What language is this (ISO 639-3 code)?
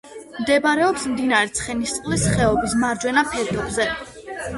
kat